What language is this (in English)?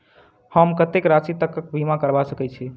Maithili